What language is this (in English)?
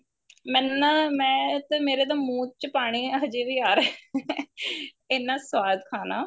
Punjabi